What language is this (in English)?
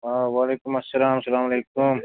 Kashmiri